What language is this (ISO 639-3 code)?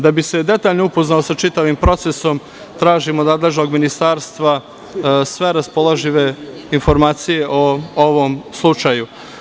srp